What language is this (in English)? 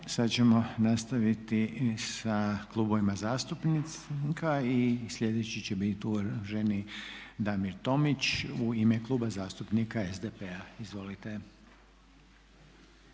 Croatian